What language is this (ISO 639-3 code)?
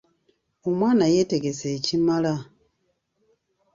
lug